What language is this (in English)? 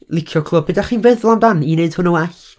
Welsh